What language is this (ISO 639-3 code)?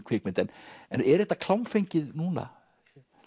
isl